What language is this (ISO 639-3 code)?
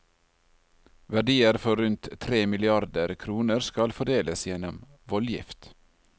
nor